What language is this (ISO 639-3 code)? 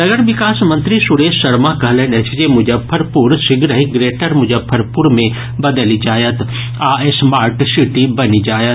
mai